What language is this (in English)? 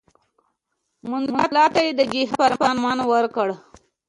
Pashto